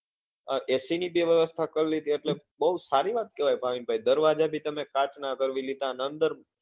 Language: Gujarati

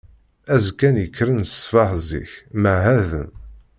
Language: Kabyle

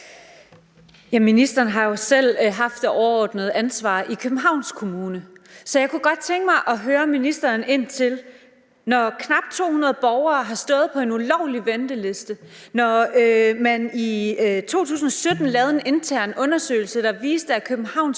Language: Danish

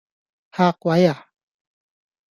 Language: Cantonese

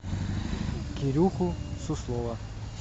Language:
Russian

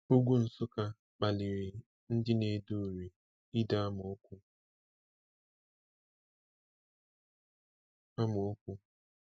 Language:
Igbo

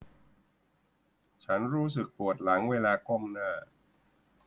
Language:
Thai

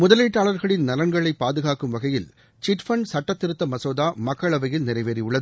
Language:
Tamil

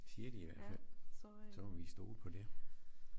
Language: Danish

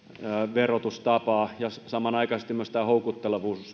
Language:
Finnish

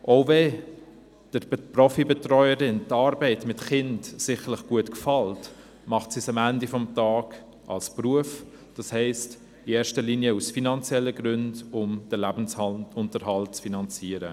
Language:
Swiss German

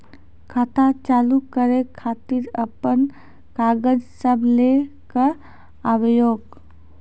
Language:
Maithili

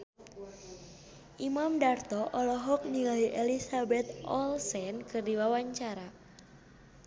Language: Sundanese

